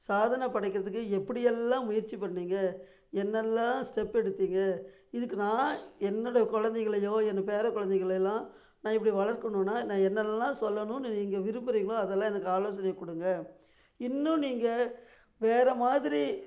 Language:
Tamil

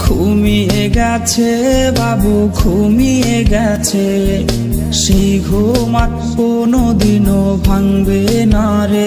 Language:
Romanian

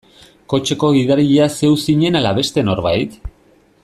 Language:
Basque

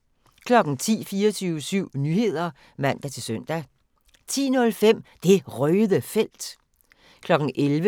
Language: Danish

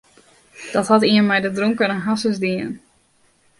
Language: Western Frisian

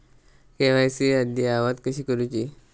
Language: Marathi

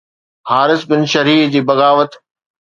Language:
Sindhi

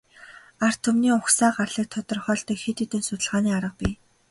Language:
Mongolian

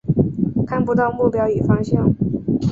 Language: Chinese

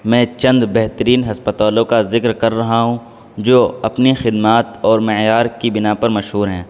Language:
Urdu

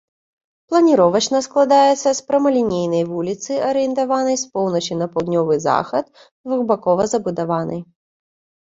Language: Belarusian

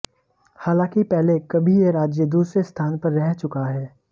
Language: Hindi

